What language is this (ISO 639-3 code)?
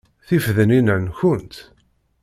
kab